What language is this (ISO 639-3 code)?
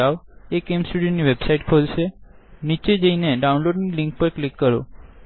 guj